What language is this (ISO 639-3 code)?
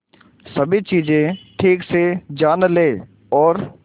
hin